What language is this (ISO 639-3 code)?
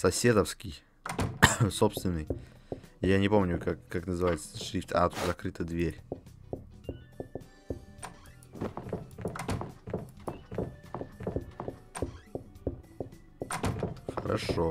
rus